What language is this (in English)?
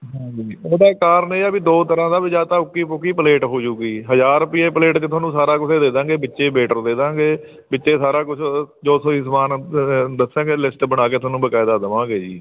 Punjabi